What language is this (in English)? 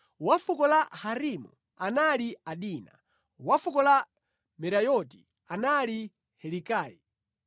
Nyanja